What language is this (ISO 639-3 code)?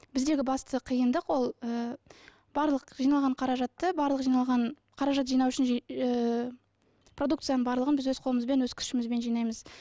kaz